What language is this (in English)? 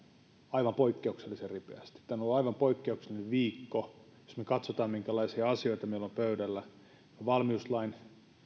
Finnish